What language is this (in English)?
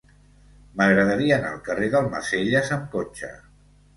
Catalan